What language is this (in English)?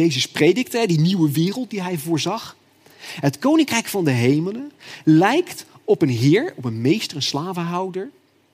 Dutch